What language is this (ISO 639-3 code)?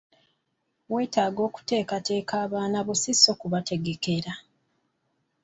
lug